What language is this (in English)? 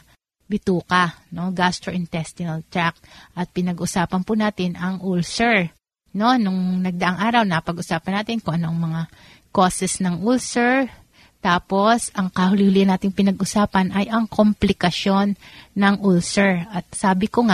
Filipino